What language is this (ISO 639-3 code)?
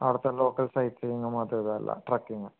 mal